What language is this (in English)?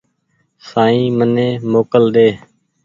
Goaria